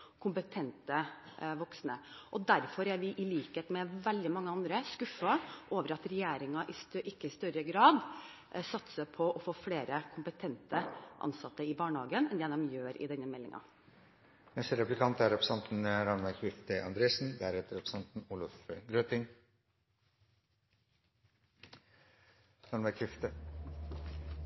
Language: Norwegian Bokmål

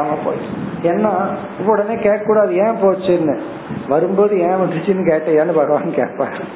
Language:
Tamil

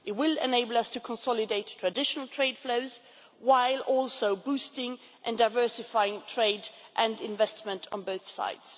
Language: English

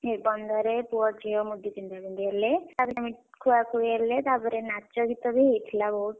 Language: Odia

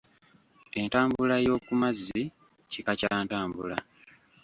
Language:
Ganda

